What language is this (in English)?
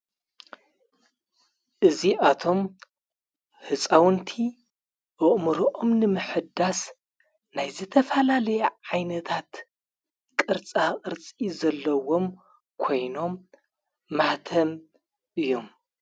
Tigrinya